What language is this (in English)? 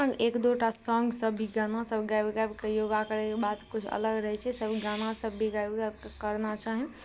Maithili